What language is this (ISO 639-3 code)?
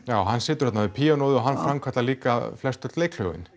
isl